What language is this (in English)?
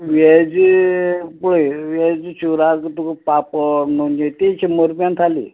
Konkani